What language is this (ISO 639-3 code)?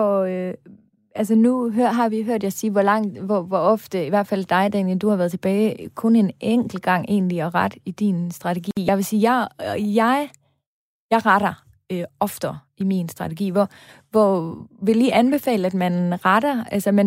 dan